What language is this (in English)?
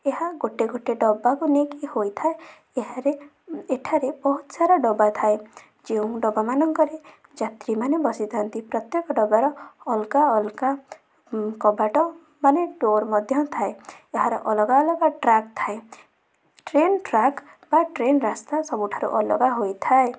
Odia